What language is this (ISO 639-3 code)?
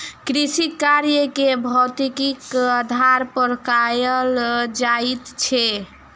mai